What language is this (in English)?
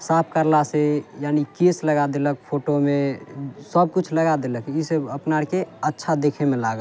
Maithili